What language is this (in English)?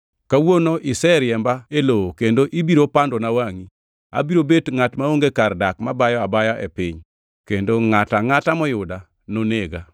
Luo (Kenya and Tanzania)